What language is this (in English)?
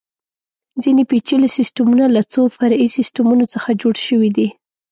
Pashto